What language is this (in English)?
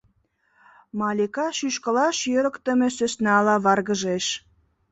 Mari